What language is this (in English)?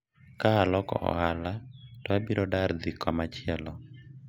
Luo (Kenya and Tanzania)